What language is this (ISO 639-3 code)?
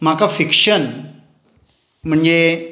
kok